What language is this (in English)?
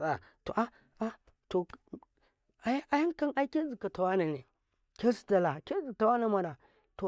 Karekare